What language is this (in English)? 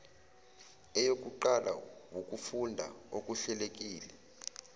Zulu